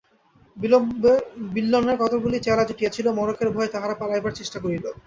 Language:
Bangla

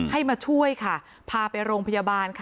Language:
Thai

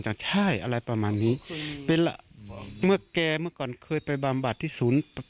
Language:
Thai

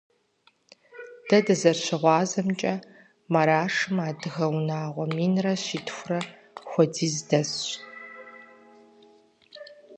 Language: Kabardian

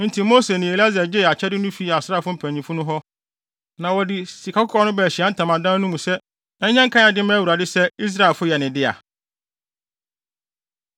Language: Akan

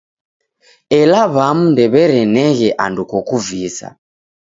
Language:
Taita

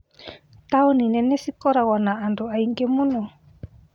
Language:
Kikuyu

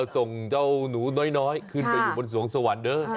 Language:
Thai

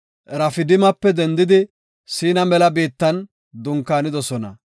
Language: Gofa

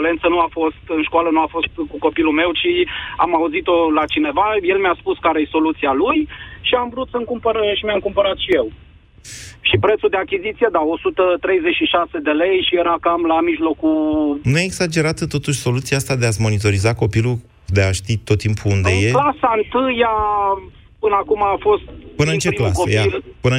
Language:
Romanian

